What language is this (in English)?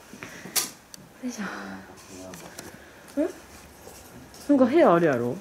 Japanese